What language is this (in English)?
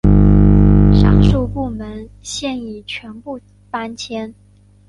Chinese